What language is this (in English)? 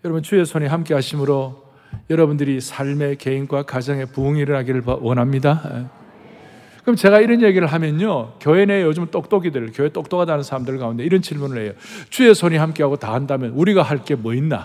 Korean